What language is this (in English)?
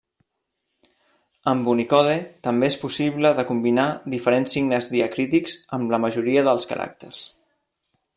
Catalan